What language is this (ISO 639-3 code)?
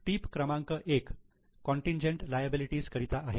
mar